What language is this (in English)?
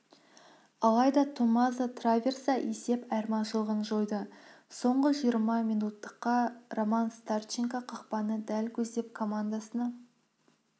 Kazakh